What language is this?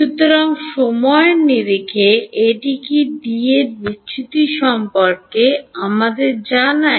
Bangla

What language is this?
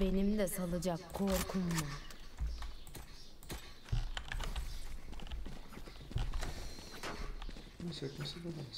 Turkish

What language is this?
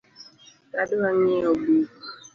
Luo (Kenya and Tanzania)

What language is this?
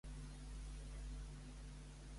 Catalan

